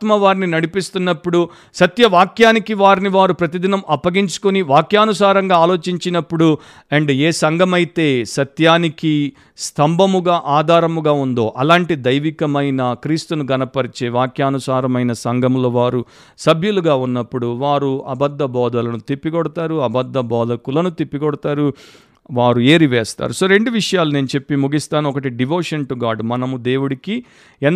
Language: Telugu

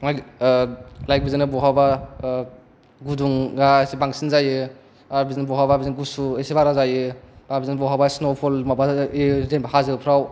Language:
Bodo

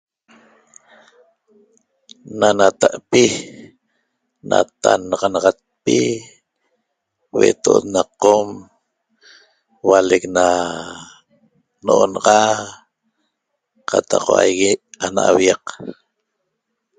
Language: Toba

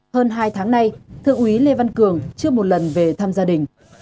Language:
Vietnamese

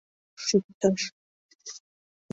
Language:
Mari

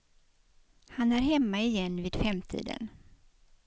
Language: Swedish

